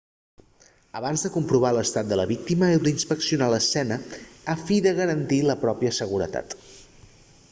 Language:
Catalan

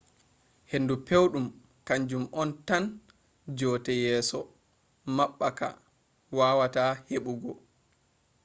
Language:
Fula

